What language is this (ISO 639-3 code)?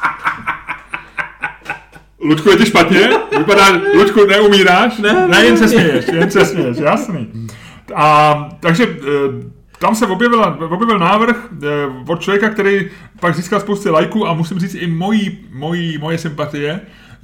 ces